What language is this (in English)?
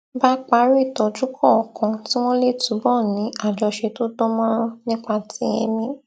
Yoruba